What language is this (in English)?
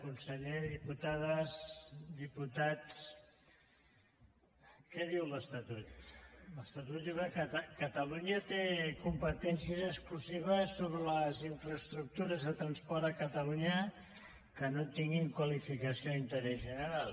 Catalan